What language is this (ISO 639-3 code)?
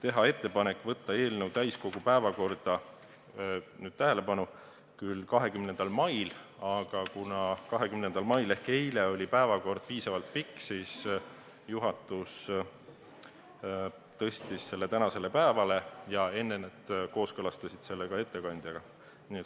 est